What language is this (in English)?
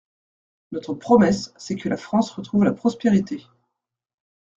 French